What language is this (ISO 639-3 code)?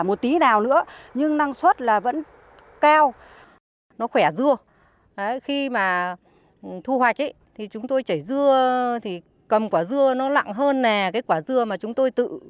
vie